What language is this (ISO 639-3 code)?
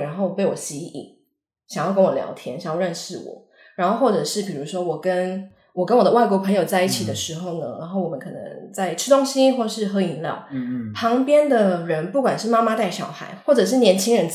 zho